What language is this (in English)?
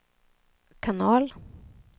Swedish